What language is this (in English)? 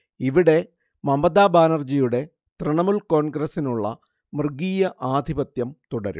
Malayalam